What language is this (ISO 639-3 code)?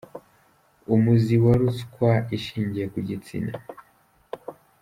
kin